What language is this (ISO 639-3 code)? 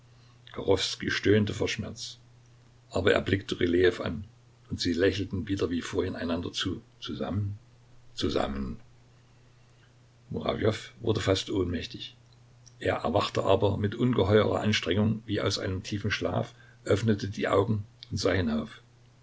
deu